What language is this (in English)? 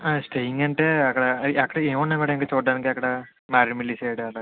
Telugu